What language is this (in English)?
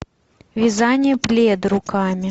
Russian